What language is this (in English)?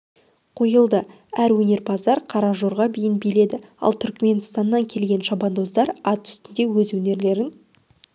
Kazakh